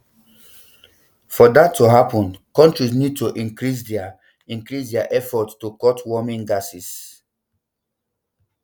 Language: Nigerian Pidgin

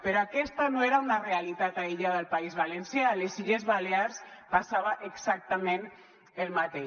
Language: Catalan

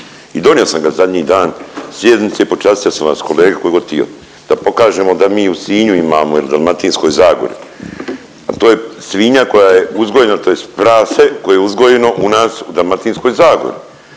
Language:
Croatian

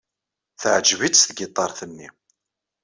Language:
Kabyle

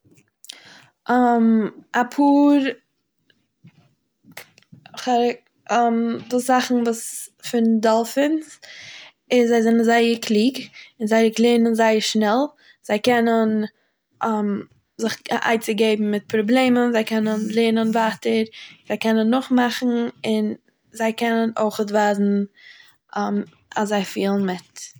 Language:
Yiddish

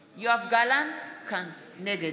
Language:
Hebrew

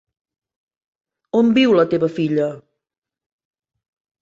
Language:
Catalan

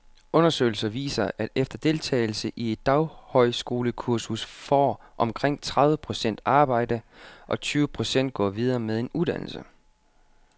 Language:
Danish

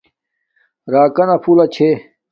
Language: Domaaki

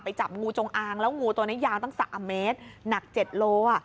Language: Thai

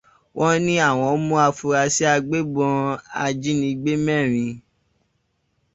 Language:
Yoruba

